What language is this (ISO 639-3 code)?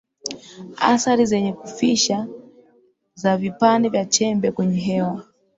swa